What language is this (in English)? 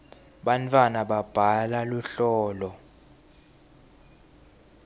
Swati